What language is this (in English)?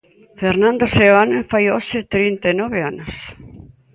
Galician